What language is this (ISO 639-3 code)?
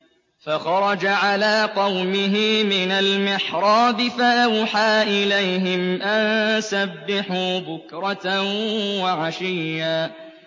ara